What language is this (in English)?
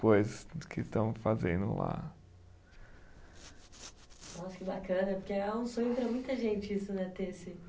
Portuguese